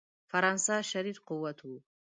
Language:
Pashto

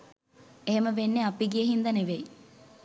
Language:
Sinhala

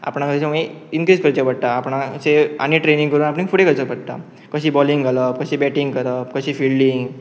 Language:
Konkani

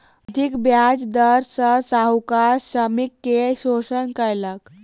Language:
Maithili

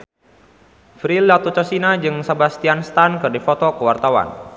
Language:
Sundanese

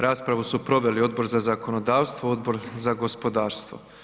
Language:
Croatian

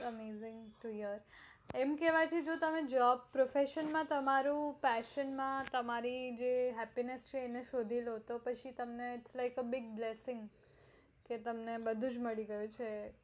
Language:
Gujarati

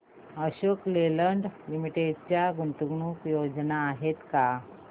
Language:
Marathi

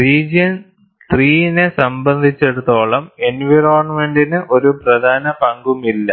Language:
Malayalam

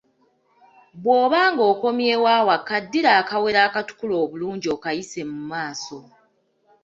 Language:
Ganda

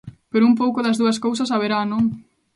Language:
Galician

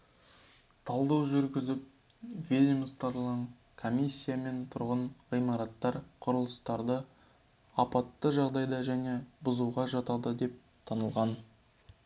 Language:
Kazakh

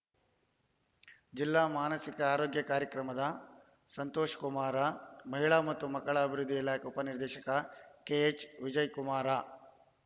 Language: Kannada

